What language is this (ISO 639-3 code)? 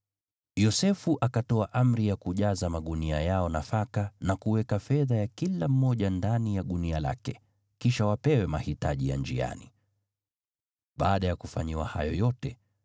swa